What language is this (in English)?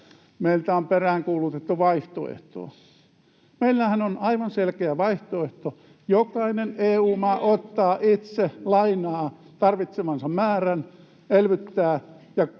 Finnish